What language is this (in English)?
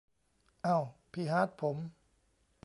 Thai